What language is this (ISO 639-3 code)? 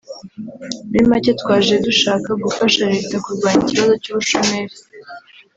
kin